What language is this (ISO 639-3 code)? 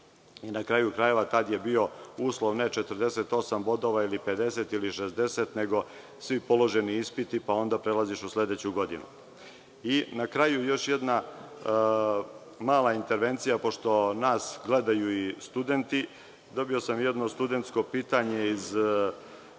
srp